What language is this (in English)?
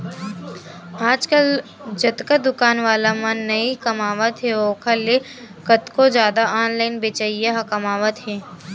Chhattisgarhi